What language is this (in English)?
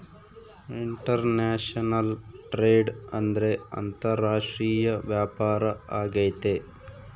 Kannada